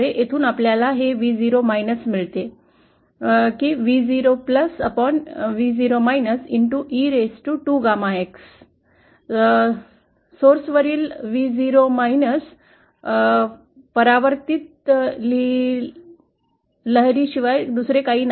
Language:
Marathi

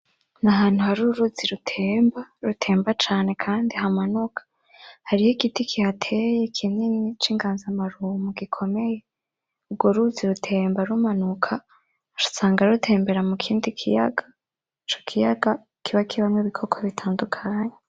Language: Rundi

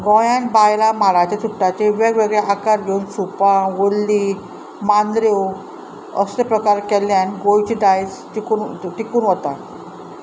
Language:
Konkani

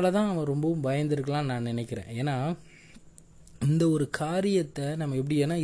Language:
Tamil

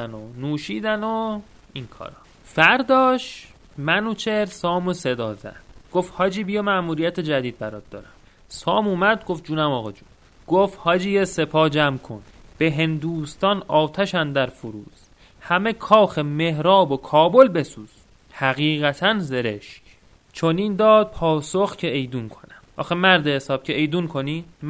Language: Persian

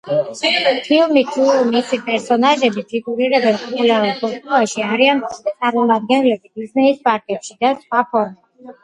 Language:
Georgian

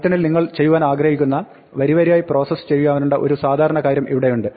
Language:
Malayalam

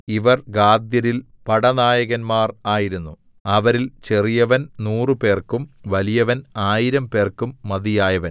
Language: Malayalam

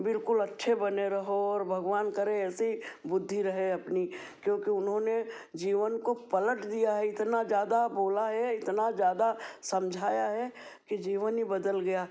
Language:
Hindi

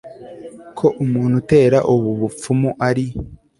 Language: Kinyarwanda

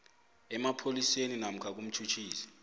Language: South Ndebele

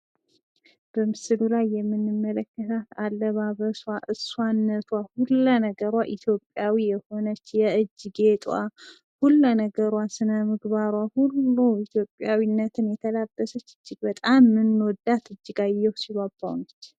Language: Amharic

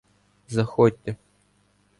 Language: Ukrainian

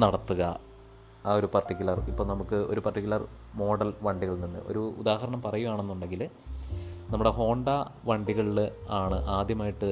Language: Malayalam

